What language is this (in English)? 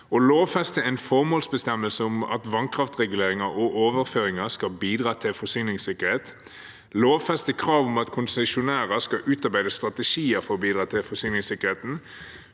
Norwegian